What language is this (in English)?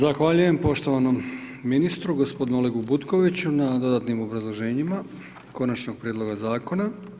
Croatian